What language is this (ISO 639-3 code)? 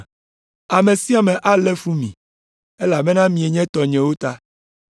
ewe